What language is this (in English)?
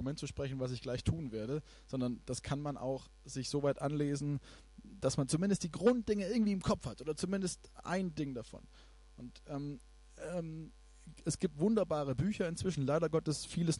German